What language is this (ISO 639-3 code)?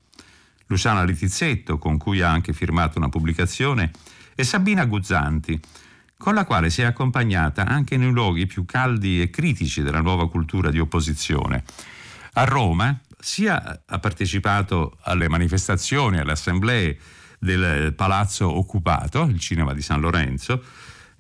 ita